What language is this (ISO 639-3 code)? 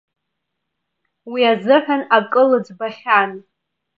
abk